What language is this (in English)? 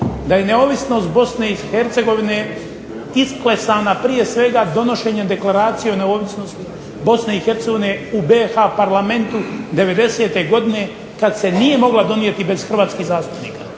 Croatian